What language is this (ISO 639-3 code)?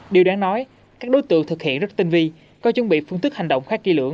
vie